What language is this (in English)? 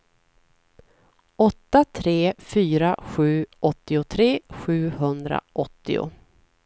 Swedish